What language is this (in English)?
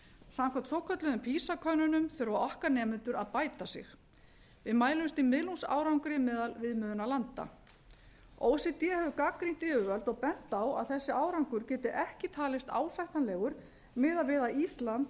Icelandic